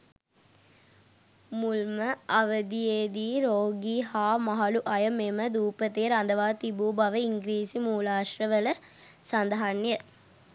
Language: Sinhala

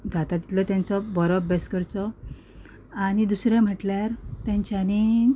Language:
Konkani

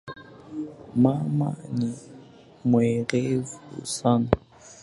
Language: Swahili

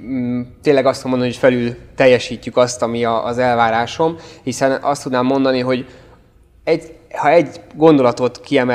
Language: Hungarian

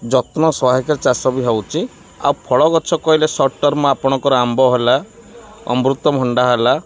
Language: Odia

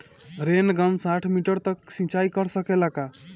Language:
Bhojpuri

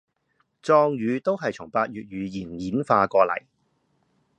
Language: Cantonese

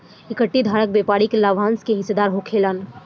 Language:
Bhojpuri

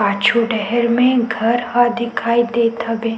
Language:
Chhattisgarhi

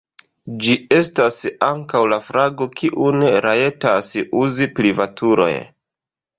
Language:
Esperanto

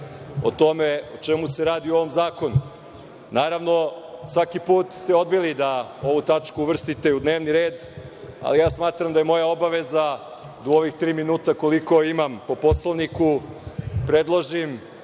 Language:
Serbian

